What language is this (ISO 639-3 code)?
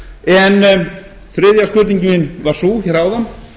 isl